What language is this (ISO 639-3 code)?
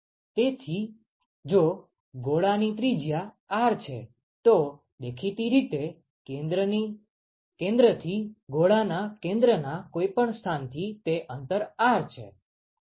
guj